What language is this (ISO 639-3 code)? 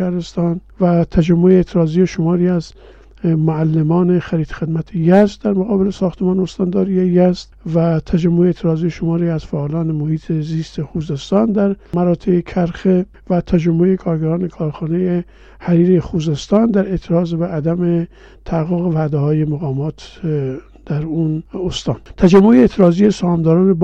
fas